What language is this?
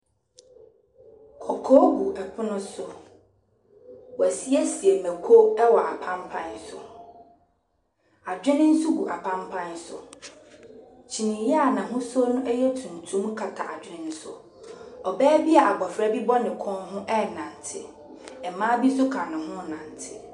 Akan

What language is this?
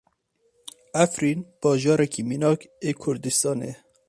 Kurdish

